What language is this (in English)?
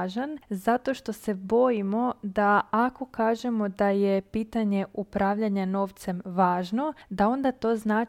Croatian